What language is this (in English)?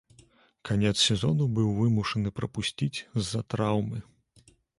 Belarusian